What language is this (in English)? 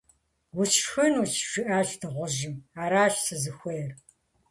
Kabardian